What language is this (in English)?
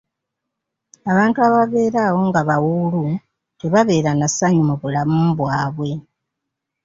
Ganda